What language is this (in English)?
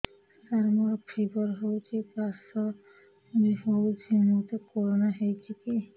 Odia